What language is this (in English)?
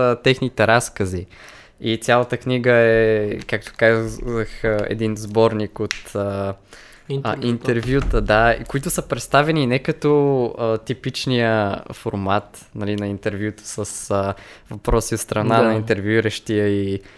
Bulgarian